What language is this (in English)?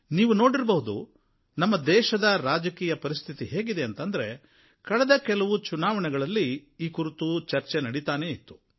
Kannada